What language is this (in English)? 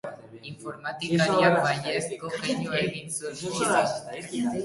Basque